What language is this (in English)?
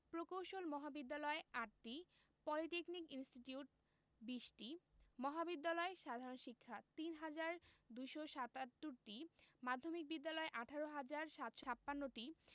Bangla